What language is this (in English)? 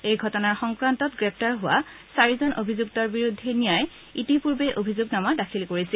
Assamese